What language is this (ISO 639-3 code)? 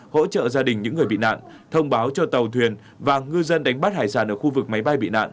vie